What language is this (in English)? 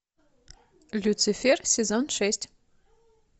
Russian